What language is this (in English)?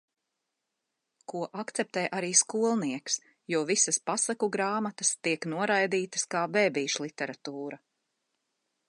Latvian